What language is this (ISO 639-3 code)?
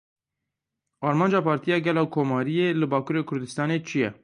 kur